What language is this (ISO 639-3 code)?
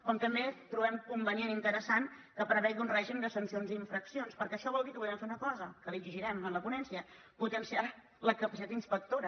cat